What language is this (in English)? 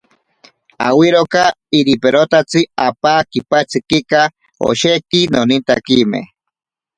Ashéninka Perené